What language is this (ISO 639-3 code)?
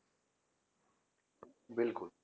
pan